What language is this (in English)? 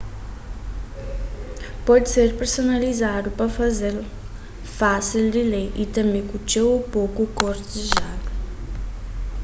Kabuverdianu